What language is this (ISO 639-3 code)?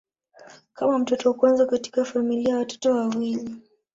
swa